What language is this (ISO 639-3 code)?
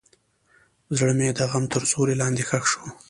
pus